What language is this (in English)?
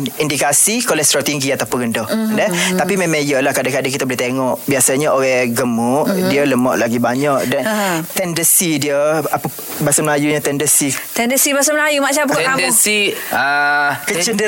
Malay